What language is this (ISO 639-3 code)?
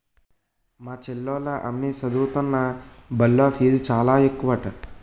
tel